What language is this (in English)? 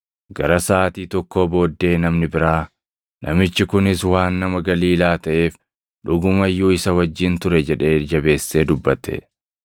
Oromo